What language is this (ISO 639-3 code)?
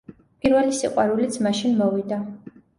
kat